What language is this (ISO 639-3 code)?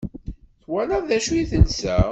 kab